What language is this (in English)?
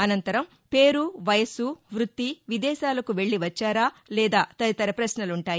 Telugu